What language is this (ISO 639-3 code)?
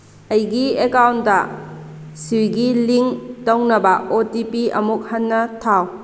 mni